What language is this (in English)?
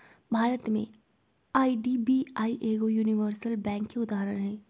Magahi